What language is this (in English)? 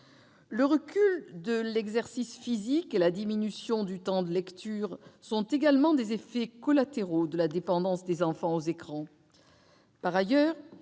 French